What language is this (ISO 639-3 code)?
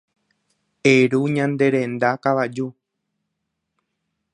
grn